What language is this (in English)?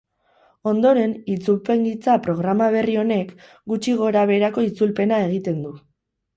Basque